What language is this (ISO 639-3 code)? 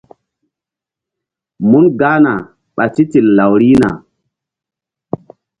mdd